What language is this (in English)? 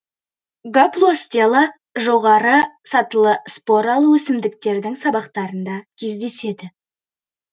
Kazakh